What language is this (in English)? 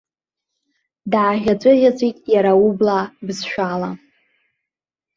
Abkhazian